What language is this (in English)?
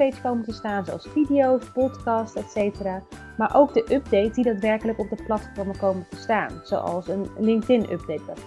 Dutch